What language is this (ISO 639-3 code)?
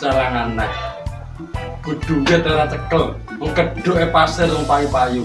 ind